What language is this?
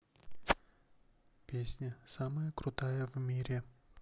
Russian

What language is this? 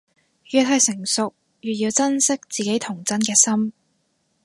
Cantonese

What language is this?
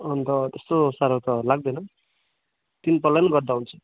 Nepali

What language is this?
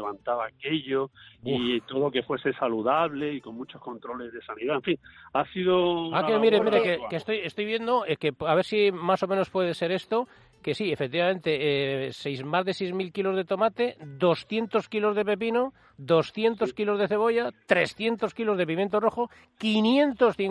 Spanish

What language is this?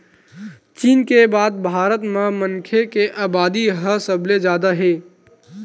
Chhattisgarhi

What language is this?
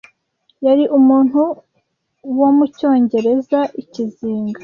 Kinyarwanda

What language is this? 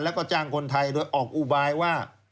Thai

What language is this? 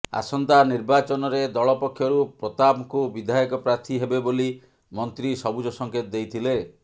Odia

